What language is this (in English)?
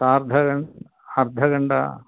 Sanskrit